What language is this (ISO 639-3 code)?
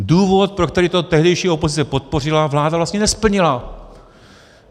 ces